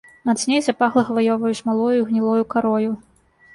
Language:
Belarusian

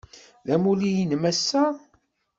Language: Kabyle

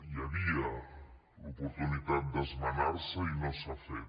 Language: Catalan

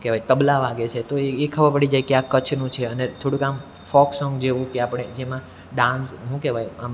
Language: Gujarati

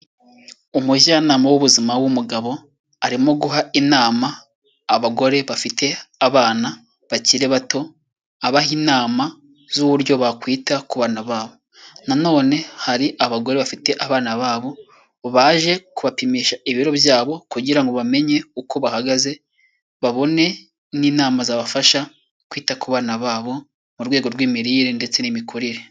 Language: Kinyarwanda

